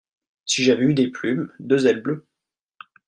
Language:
French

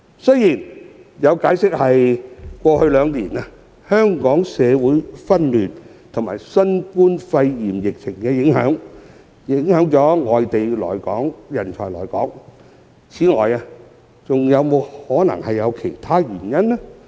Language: Cantonese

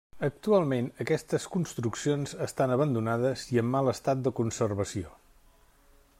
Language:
Catalan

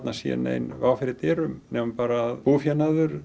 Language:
Icelandic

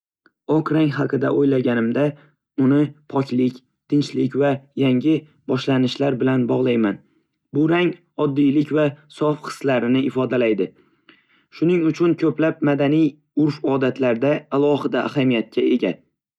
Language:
Uzbek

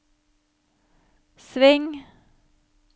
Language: Norwegian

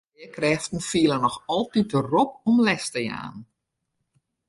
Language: Western Frisian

